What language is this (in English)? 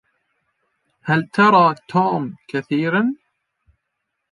Arabic